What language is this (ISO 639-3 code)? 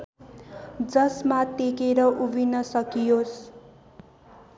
nep